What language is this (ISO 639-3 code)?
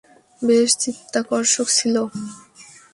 ben